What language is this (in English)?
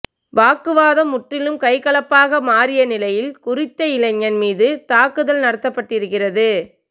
Tamil